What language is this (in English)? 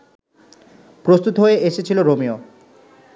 Bangla